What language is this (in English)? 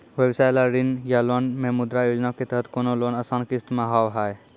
Maithili